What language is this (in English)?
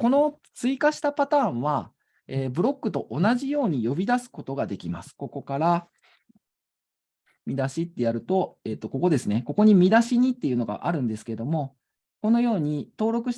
Japanese